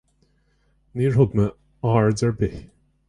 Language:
Irish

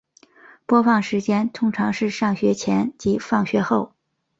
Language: Chinese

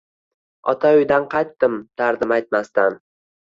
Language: Uzbek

